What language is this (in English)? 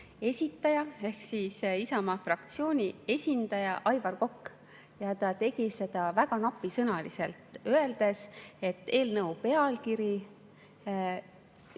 Estonian